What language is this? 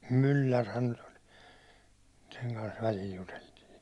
Finnish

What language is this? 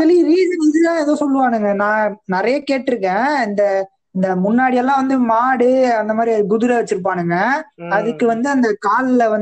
Tamil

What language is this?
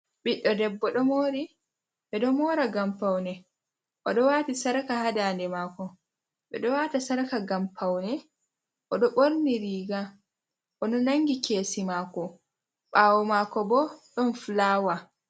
Fula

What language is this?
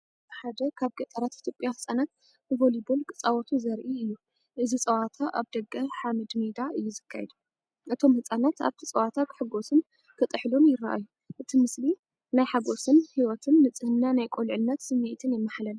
Tigrinya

